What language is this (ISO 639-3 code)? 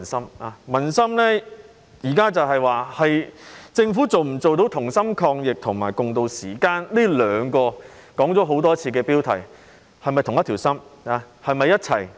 yue